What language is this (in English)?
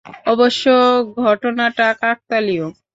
Bangla